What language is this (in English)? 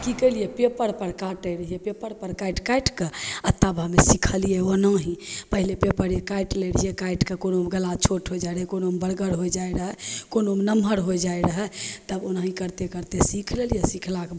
Maithili